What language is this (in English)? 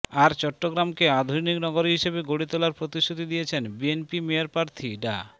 Bangla